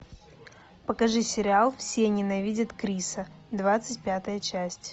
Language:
Russian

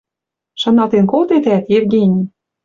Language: Western Mari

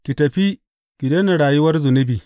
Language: Hausa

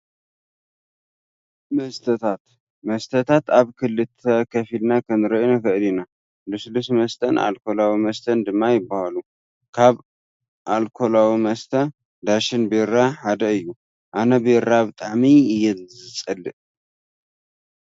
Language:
Tigrinya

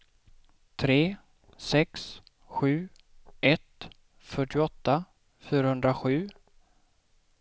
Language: Swedish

